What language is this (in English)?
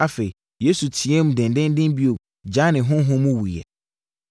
Akan